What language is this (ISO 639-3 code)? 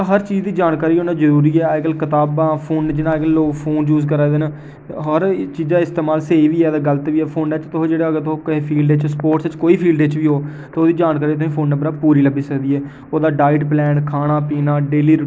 doi